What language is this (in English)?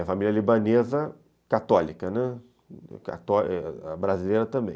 Portuguese